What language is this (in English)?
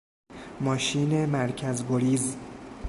Persian